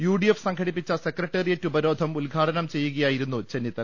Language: Malayalam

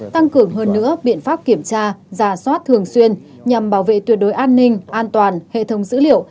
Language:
Vietnamese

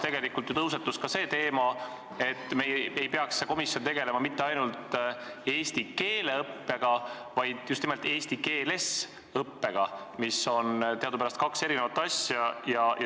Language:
Estonian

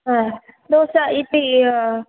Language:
Sanskrit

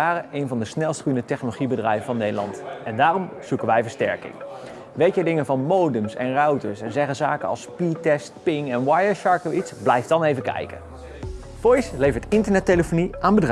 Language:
Dutch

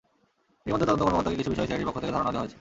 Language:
Bangla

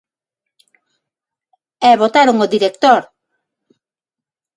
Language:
Galician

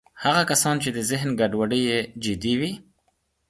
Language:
Pashto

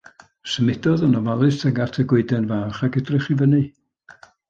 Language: Welsh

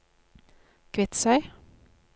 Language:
Norwegian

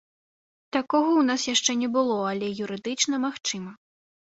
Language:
Belarusian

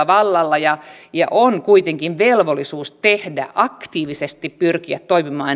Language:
Finnish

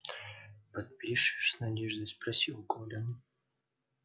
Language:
Russian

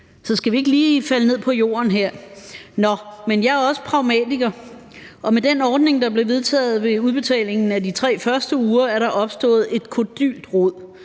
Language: Danish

